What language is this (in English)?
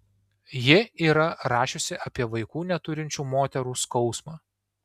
Lithuanian